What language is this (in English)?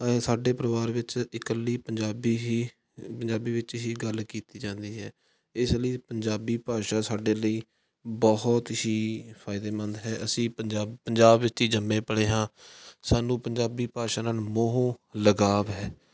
Punjabi